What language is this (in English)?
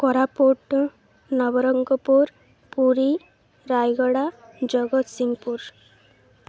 Odia